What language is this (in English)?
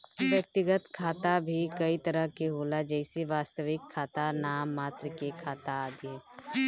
Bhojpuri